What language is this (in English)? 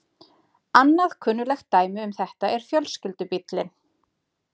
Icelandic